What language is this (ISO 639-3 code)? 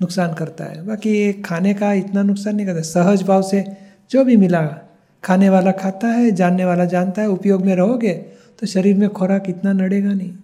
hin